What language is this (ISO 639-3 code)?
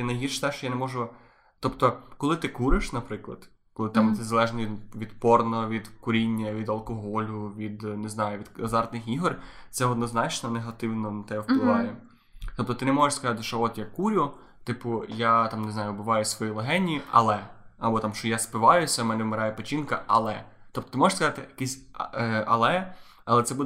ukr